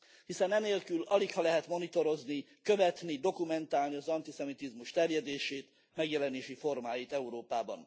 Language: Hungarian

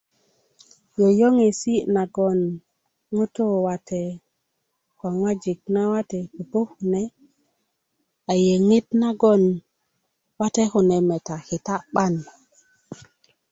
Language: Kuku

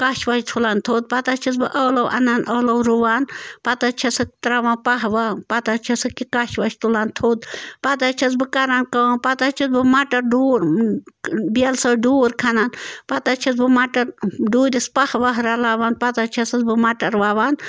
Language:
Kashmiri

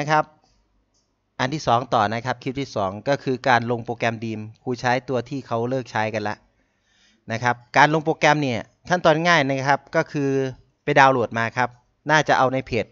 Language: Thai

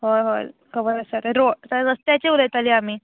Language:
Konkani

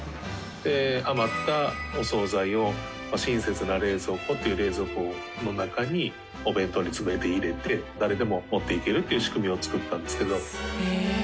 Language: Japanese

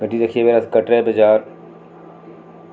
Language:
Dogri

